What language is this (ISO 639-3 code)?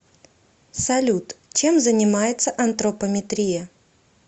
rus